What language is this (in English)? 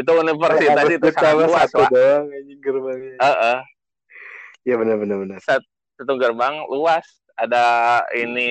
Indonesian